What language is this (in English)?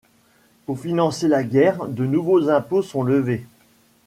French